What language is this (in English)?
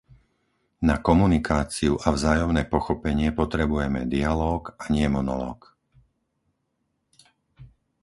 Slovak